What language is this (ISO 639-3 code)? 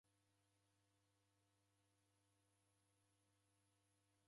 dav